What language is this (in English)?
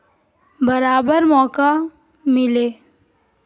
Urdu